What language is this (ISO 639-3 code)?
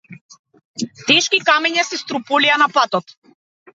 mkd